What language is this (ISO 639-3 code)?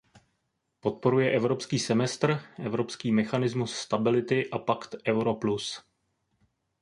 ces